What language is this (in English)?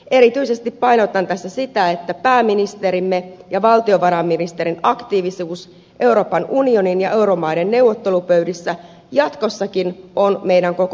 Finnish